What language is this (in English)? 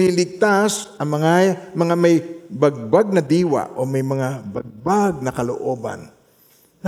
Filipino